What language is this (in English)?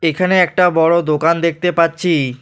Bangla